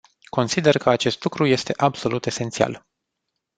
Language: Romanian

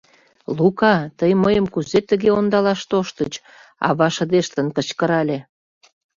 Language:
Mari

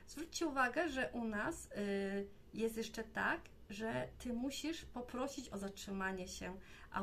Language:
Polish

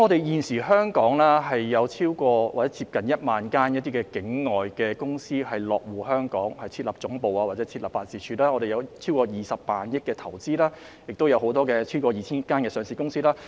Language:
Cantonese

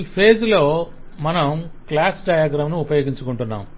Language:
Telugu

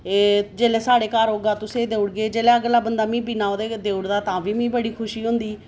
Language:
Dogri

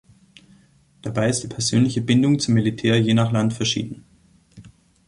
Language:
German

